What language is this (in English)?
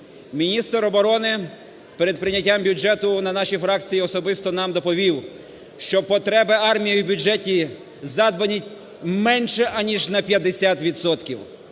Ukrainian